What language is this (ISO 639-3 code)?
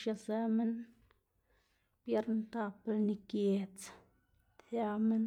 ztg